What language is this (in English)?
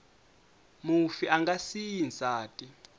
Tsonga